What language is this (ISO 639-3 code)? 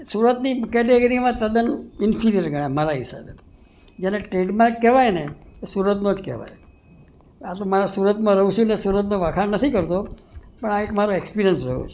guj